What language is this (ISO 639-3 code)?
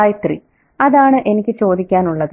mal